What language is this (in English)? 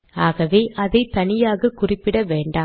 Tamil